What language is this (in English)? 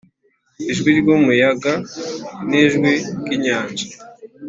Kinyarwanda